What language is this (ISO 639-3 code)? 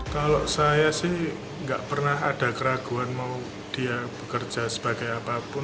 ind